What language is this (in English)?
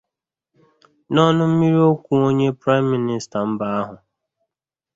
Igbo